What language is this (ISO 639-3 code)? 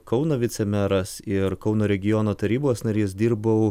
lit